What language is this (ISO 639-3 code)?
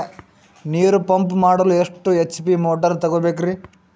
kan